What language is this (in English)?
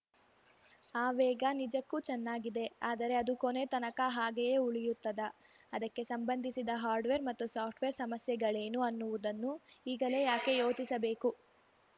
Kannada